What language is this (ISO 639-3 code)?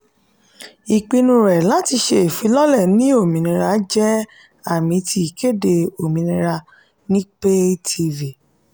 yor